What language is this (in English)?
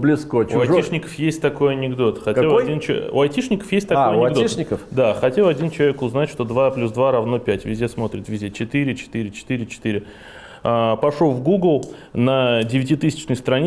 Russian